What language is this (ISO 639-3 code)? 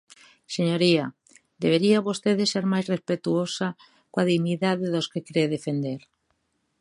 glg